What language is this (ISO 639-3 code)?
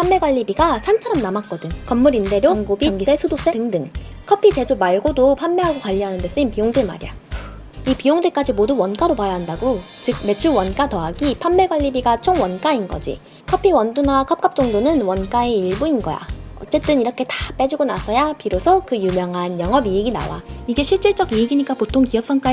kor